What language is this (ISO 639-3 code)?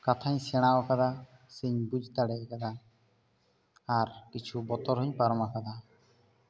sat